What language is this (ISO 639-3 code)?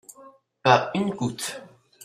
fra